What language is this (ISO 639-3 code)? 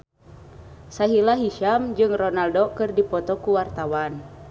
sun